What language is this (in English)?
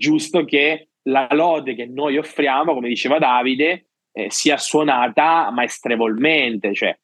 Italian